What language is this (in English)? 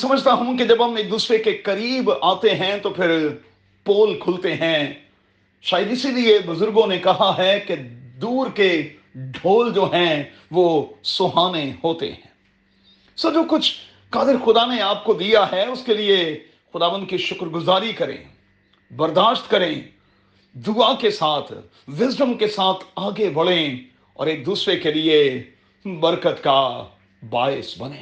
Urdu